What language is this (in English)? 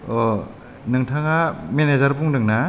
Bodo